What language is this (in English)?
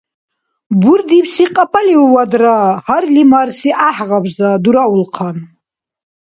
Dargwa